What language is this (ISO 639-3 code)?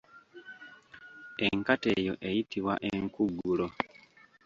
lug